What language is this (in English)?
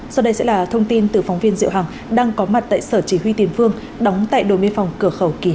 Vietnamese